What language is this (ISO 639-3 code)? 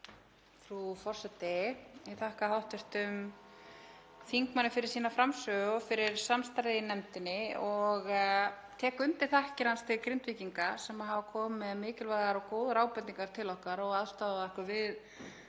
isl